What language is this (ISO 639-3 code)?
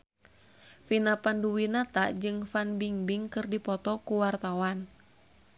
sun